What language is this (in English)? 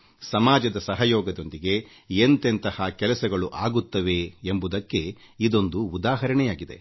Kannada